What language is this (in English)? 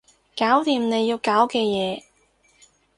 Cantonese